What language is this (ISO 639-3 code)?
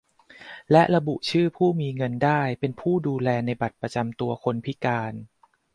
tha